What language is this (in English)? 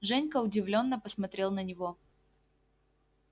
Russian